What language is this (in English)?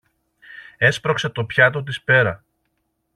Greek